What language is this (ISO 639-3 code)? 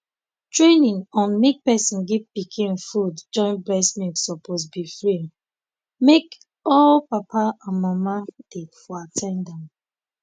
pcm